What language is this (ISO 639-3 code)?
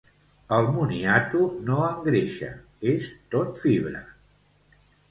cat